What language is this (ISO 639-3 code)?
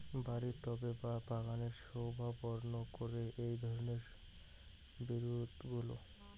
ben